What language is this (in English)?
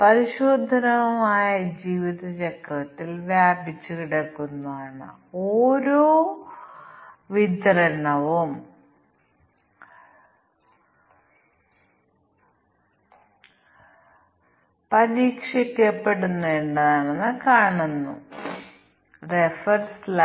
Malayalam